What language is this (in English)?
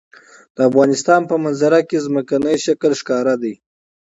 Pashto